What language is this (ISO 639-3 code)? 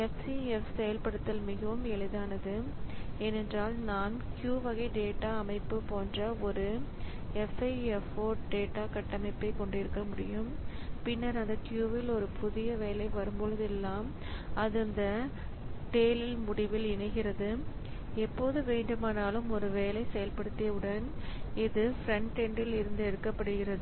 tam